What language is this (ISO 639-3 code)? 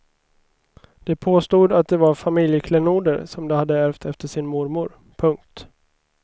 swe